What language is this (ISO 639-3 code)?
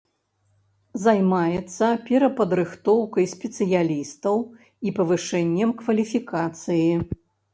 bel